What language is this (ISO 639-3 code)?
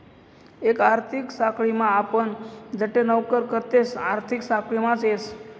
mar